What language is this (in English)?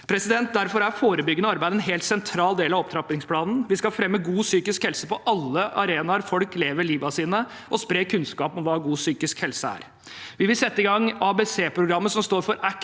Norwegian